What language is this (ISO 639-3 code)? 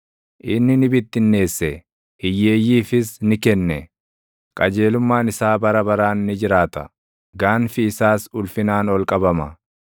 orm